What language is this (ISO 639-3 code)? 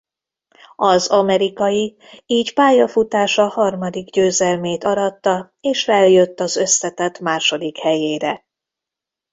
hun